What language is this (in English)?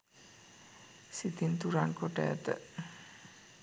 Sinhala